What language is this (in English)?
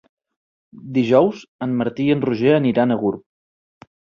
Catalan